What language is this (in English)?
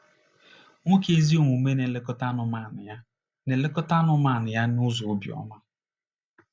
Igbo